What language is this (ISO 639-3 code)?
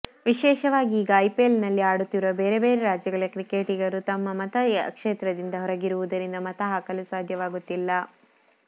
kan